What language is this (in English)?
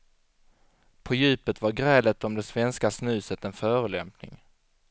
Swedish